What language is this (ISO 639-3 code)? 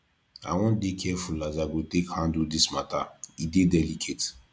pcm